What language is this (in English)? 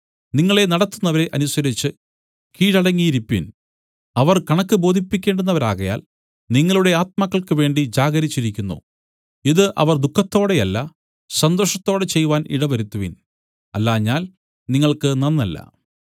Malayalam